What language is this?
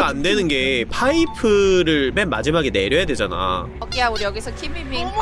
Korean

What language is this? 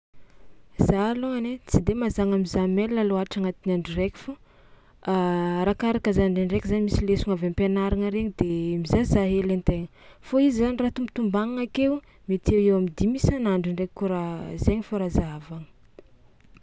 Tsimihety Malagasy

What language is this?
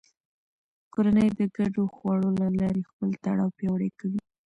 Pashto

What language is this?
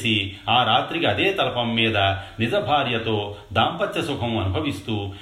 Telugu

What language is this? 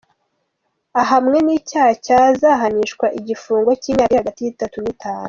Kinyarwanda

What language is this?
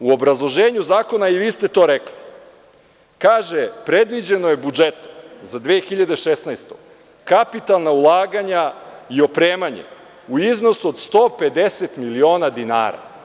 Serbian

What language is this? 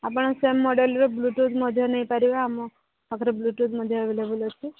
Odia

